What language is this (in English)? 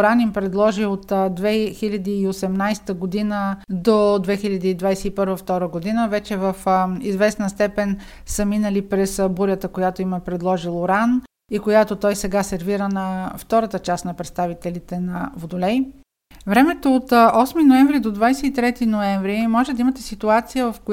Bulgarian